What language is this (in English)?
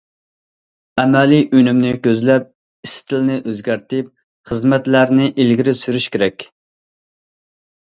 Uyghur